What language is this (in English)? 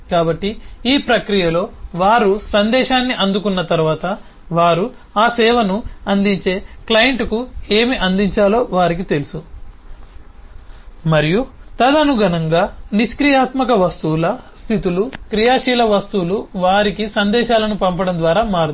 Telugu